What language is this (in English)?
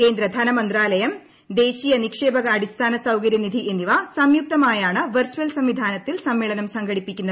Malayalam